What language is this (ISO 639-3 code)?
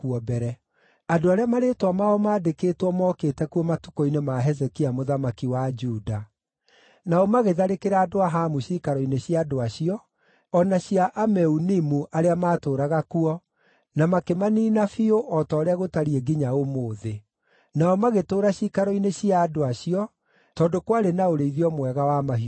kik